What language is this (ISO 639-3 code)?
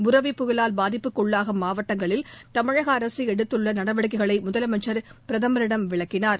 tam